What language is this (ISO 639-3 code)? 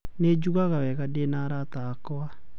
kik